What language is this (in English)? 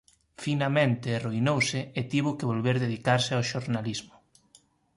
Galician